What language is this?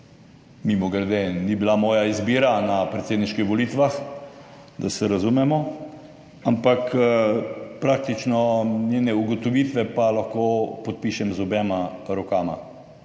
Slovenian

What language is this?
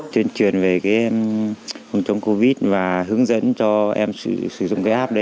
Vietnamese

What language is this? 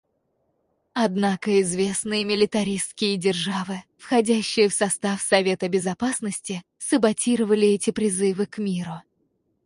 Russian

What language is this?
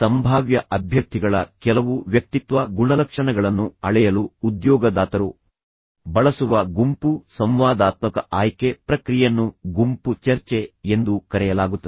Kannada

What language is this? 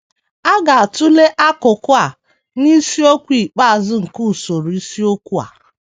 Igbo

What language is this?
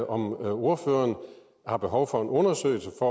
Danish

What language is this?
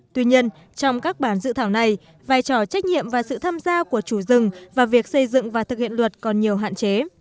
Vietnamese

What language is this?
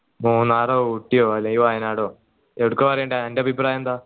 Malayalam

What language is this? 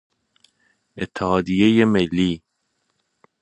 Persian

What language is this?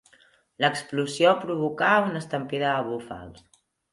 Catalan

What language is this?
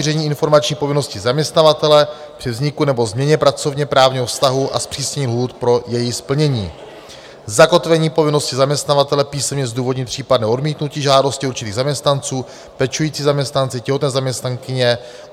Czech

